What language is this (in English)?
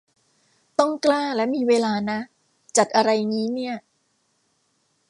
Thai